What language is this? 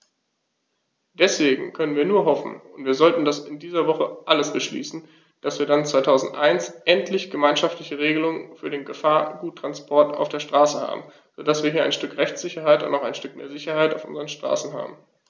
German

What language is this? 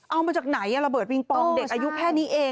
Thai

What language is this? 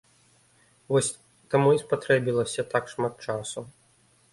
Belarusian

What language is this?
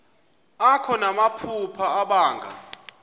Xhosa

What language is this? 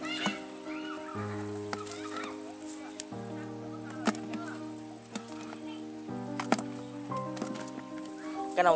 Vietnamese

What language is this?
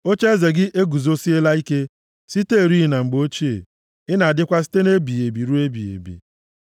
Igbo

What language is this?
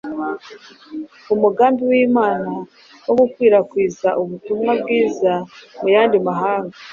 Kinyarwanda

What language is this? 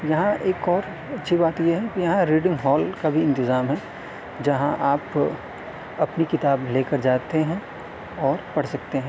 Urdu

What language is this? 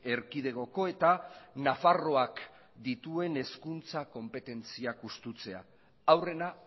Basque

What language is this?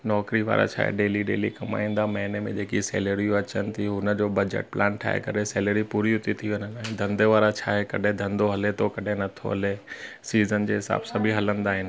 Sindhi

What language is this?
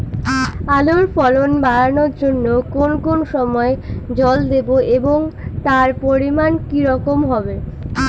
Bangla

